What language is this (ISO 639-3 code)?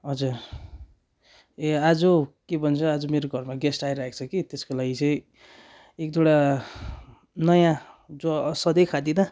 nep